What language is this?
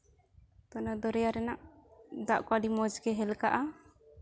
Santali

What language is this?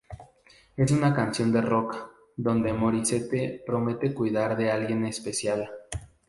Spanish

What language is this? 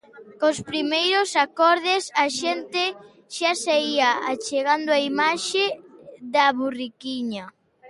Galician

